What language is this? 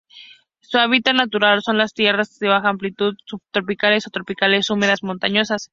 Spanish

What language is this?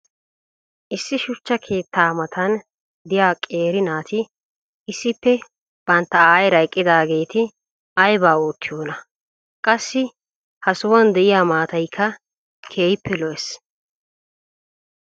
Wolaytta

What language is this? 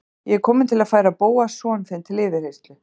Icelandic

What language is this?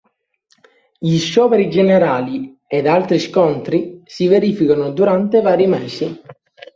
Italian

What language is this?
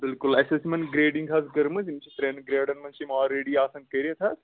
Kashmiri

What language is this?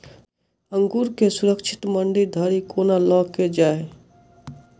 Maithili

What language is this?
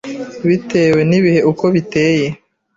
Kinyarwanda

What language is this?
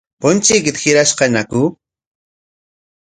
Corongo Ancash Quechua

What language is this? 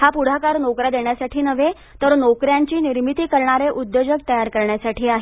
Marathi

